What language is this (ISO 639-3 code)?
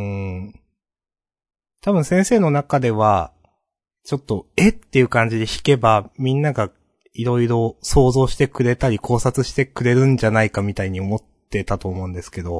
jpn